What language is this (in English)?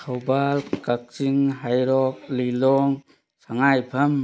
Manipuri